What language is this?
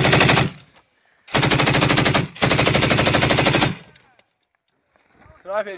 Turkish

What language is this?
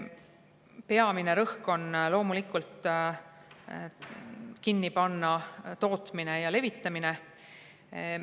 Estonian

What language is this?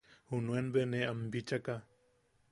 Yaqui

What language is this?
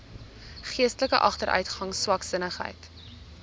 Afrikaans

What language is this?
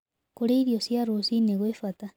Kikuyu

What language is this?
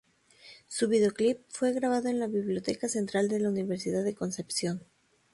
Spanish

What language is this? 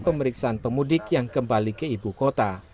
Indonesian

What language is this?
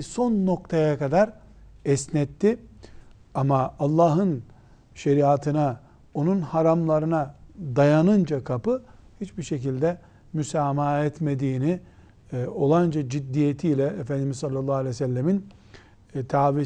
Turkish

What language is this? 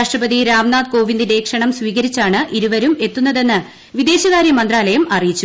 Malayalam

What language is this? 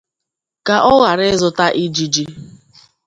Igbo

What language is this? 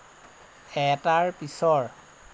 Assamese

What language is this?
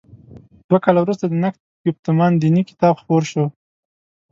Pashto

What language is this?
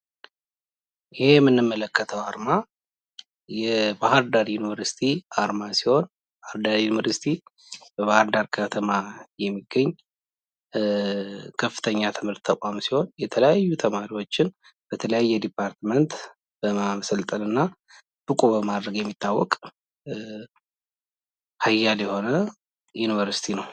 Amharic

